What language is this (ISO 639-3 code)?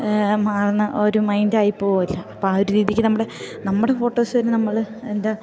mal